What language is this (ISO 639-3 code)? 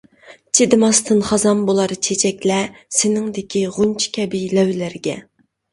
uig